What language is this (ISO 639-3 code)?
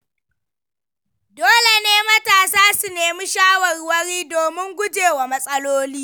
hau